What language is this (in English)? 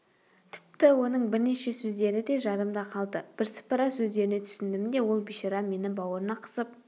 Kazakh